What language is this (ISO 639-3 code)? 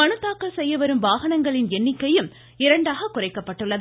tam